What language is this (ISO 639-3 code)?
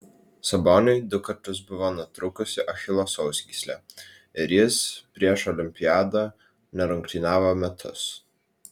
lit